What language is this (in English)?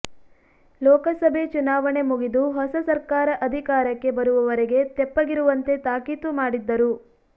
Kannada